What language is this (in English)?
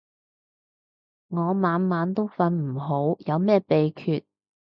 Cantonese